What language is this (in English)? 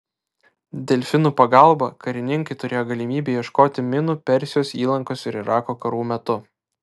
Lithuanian